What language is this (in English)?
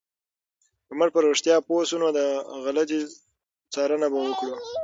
Pashto